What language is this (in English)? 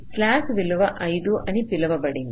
Telugu